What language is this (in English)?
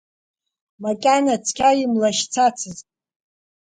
Abkhazian